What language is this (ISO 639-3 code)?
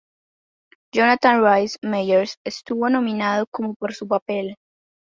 spa